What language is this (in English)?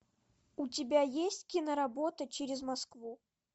Russian